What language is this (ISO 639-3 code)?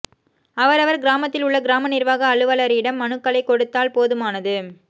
tam